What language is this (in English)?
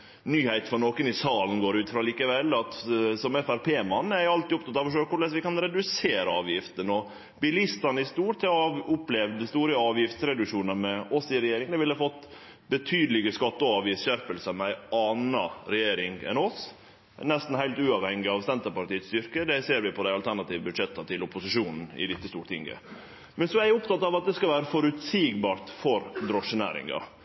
Norwegian Nynorsk